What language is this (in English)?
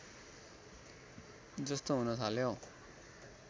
Nepali